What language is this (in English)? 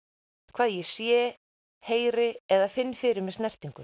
Icelandic